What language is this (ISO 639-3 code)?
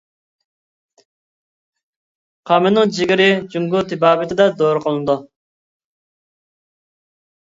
uig